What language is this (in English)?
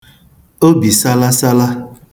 Igbo